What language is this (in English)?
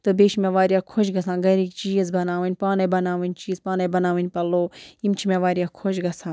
Kashmiri